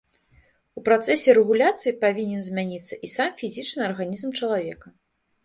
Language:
Belarusian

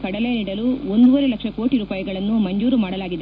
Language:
Kannada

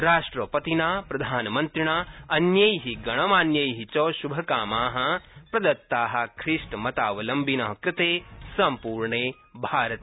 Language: Sanskrit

